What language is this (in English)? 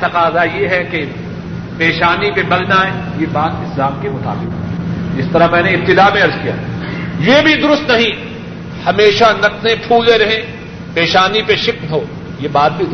Urdu